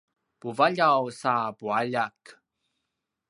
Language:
Paiwan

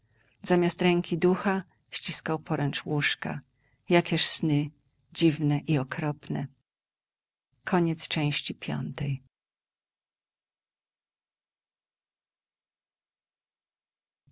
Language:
Polish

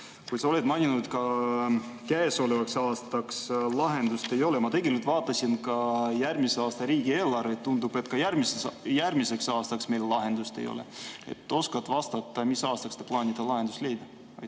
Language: Estonian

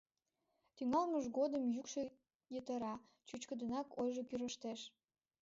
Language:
Mari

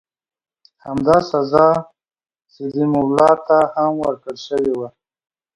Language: Pashto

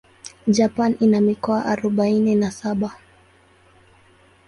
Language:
Swahili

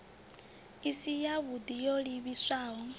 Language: Venda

